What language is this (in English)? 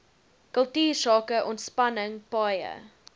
Afrikaans